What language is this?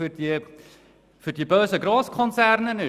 Swiss German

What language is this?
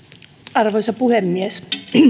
Finnish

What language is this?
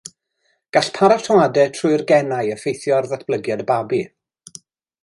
Welsh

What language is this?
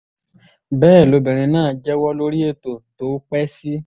Yoruba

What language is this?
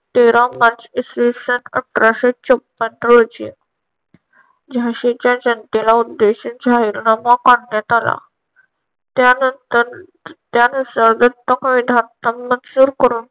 Marathi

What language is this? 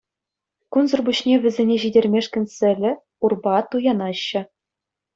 Chuvash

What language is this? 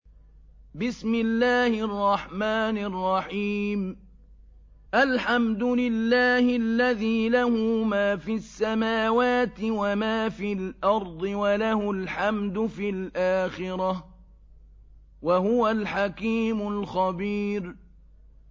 Arabic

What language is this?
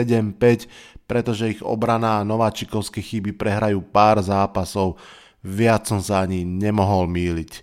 Slovak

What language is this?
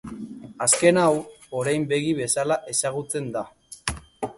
Basque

